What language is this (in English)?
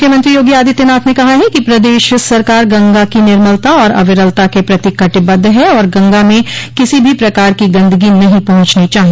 Hindi